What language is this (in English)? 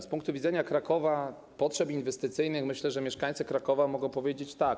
Polish